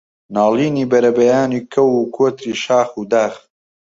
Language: Central Kurdish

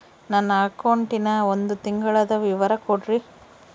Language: Kannada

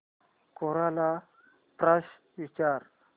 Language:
Marathi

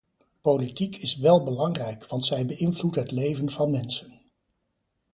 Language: Dutch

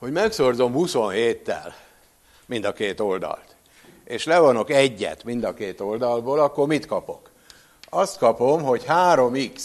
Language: Hungarian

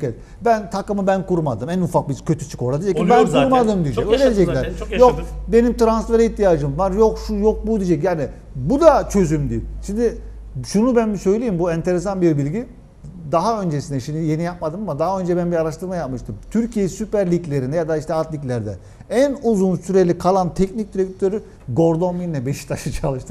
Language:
Turkish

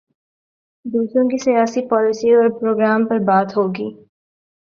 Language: Urdu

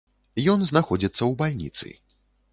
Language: Belarusian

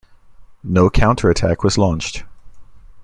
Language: English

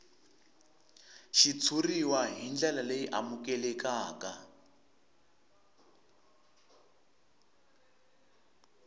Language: Tsonga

